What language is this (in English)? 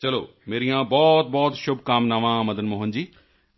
Punjabi